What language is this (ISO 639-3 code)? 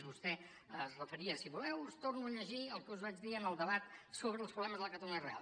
cat